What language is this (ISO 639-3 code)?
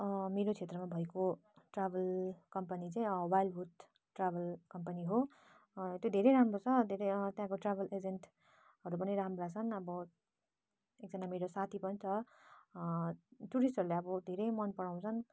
nep